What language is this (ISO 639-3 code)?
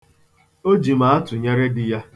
ibo